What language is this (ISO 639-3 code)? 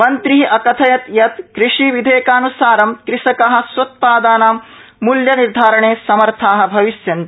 san